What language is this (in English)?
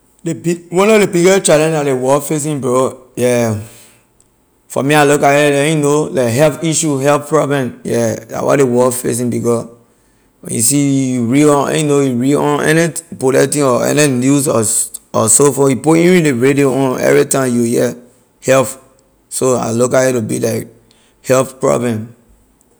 Liberian English